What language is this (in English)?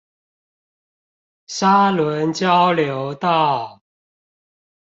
Chinese